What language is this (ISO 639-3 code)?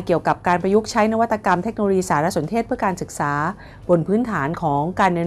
tha